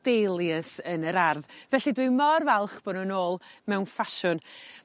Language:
Welsh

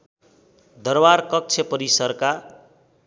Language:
Nepali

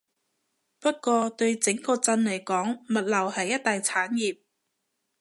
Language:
Cantonese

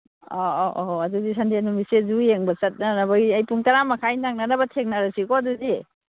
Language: Manipuri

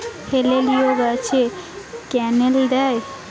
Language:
Bangla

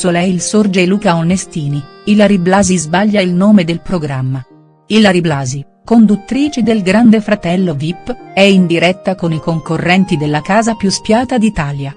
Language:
Italian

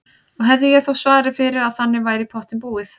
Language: Icelandic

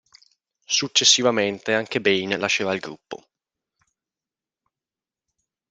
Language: Italian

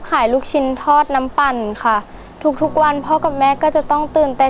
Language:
Thai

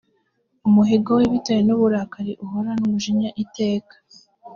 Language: Kinyarwanda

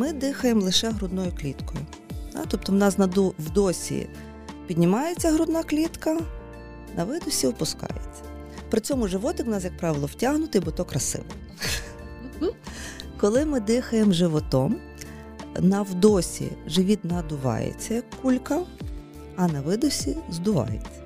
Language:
Ukrainian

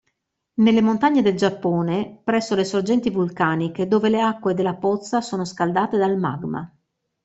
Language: Italian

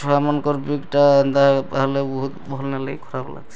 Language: Odia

